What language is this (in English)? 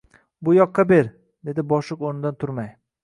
Uzbek